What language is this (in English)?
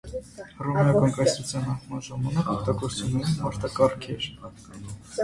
Armenian